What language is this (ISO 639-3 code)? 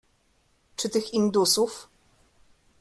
pol